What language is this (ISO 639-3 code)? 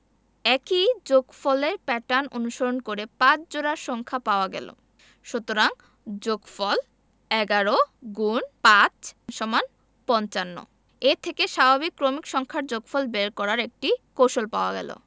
ben